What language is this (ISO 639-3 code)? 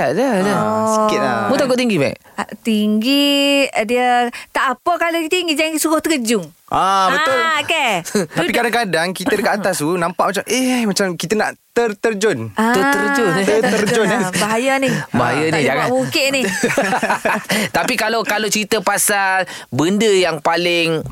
msa